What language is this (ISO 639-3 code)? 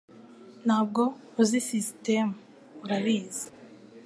kin